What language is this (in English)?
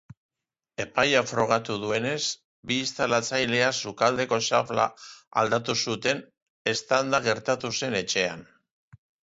Basque